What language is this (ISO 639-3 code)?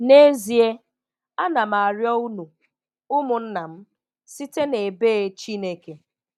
ibo